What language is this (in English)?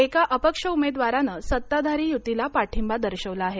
Marathi